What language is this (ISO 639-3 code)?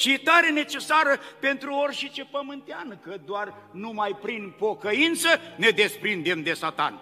ron